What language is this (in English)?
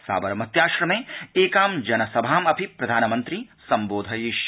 Sanskrit